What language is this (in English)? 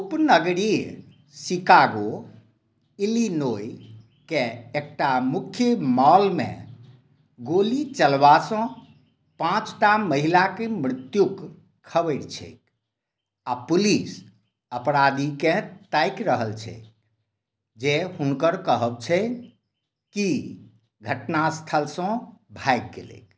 Maithili